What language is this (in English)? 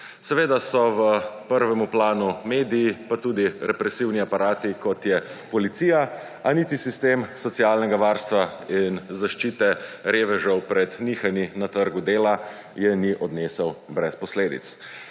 Slovenian